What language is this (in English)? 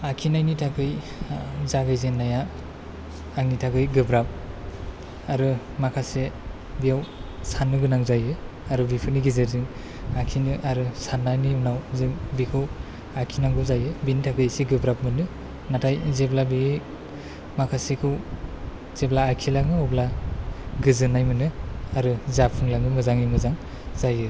Bodo